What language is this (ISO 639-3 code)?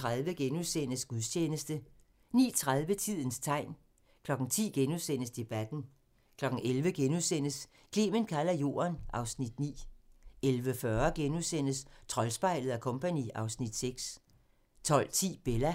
dan